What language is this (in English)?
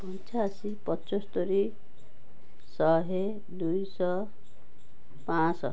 Odia